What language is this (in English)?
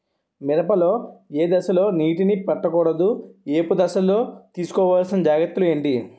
Telugu